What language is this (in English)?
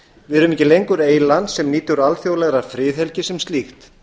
Icelandic